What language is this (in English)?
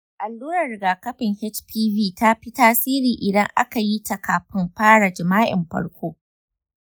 Hausa